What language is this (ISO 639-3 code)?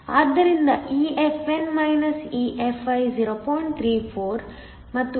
kan